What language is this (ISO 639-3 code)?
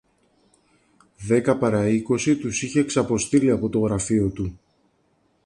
ell